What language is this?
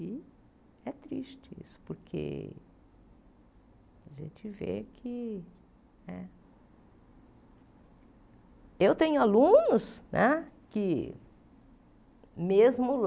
Portuguese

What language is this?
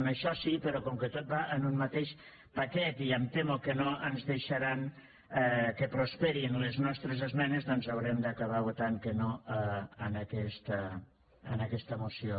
Catalan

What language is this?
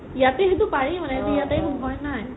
Assamese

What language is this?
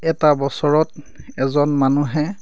Assamese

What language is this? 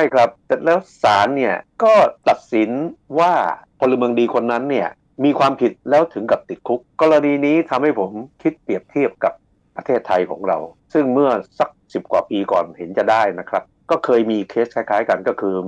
Thai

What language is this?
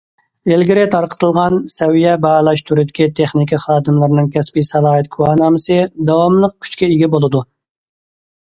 Uyghur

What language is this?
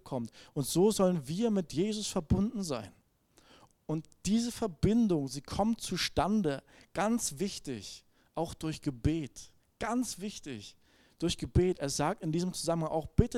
German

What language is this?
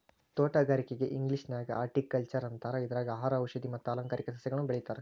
Kannada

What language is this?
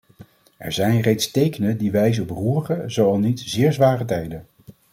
Dutch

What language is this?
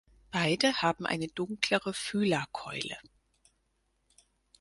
German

